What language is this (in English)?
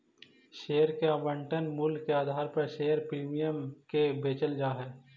Magahi